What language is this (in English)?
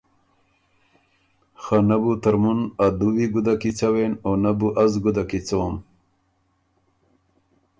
Ormuri